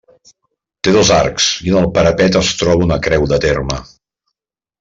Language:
Catalan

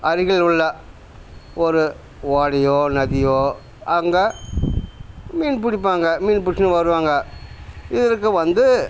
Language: Tamil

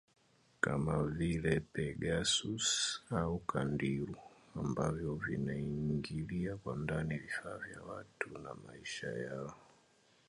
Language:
Swahili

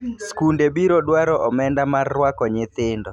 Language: Luo (Kenya and Tanzania)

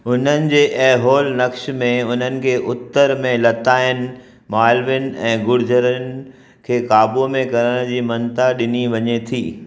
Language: Sindhi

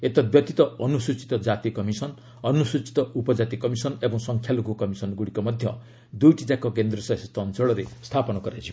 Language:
Odia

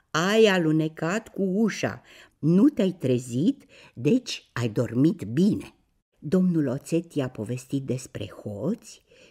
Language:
Romanian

